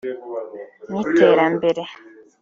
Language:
Kinyarwanda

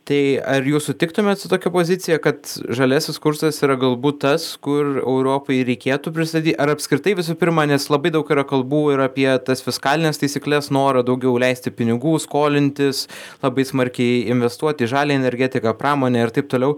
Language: Lithuanian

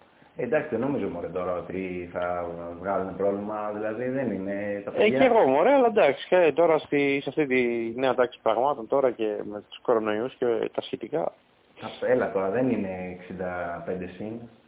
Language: Greek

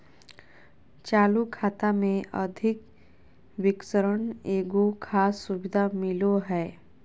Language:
Magahi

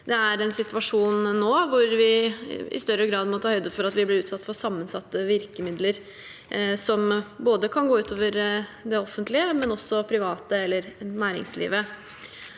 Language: Norwegian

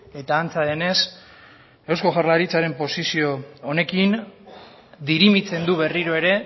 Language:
Basque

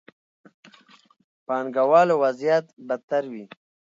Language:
Pashto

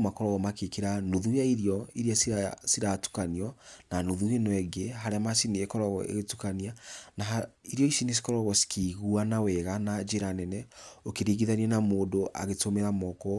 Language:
Kikuyu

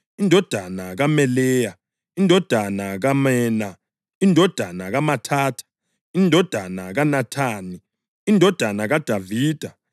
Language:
North Ndebele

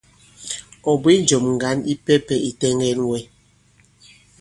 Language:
Bankon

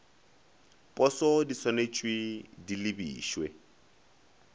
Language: Northern Sotho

